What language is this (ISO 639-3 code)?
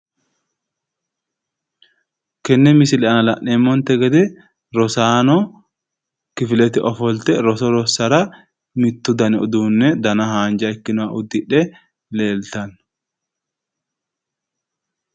sid